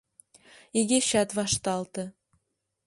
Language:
Mari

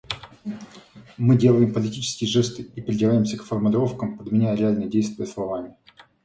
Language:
Russian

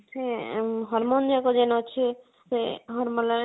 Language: Odia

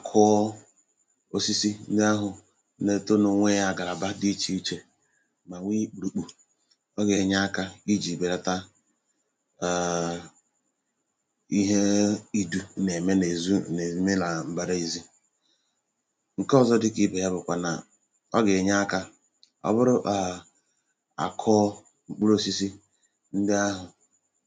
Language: Igbo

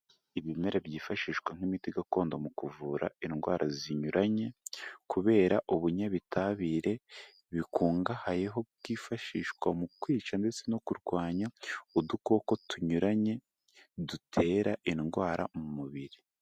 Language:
Kinyarwanda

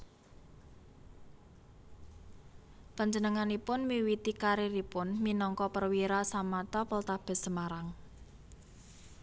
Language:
Javanese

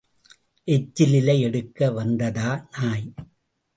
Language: Tamil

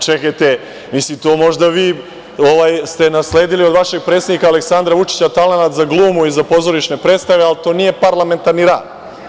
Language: Serbian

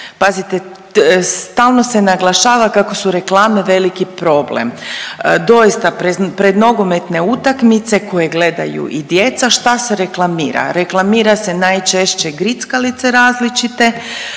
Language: Croatian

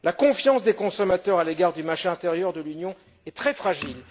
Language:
French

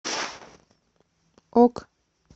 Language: Russian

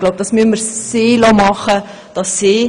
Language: Swiss German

